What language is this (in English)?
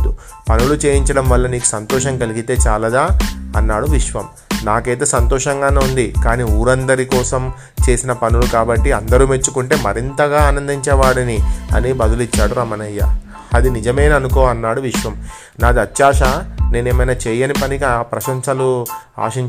Telugu